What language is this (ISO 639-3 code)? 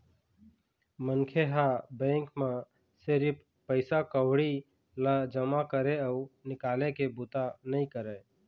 hne